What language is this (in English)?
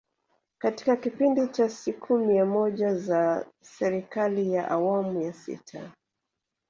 Swahili